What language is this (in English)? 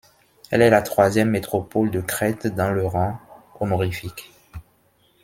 French